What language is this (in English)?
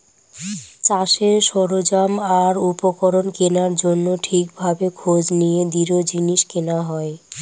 Bangla